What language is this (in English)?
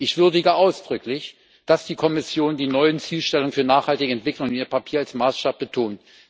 German